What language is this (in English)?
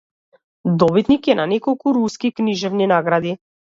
Macedonian